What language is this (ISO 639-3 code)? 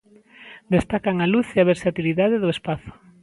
glg